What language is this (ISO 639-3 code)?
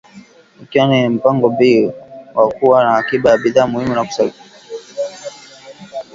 swa